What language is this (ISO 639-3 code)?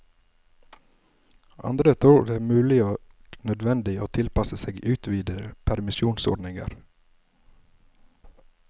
nor